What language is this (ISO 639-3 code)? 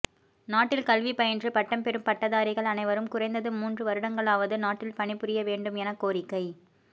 tam